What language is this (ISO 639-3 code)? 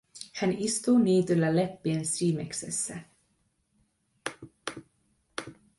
fin